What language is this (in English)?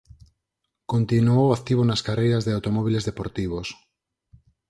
Galician